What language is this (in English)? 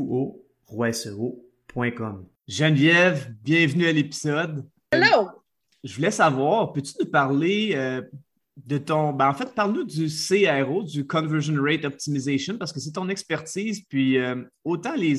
French